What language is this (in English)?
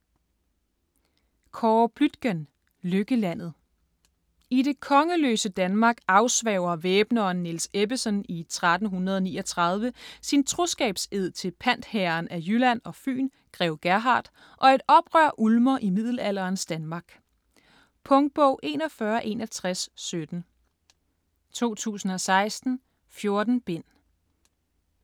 Danish